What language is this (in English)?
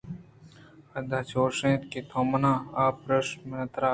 Eastern Balochi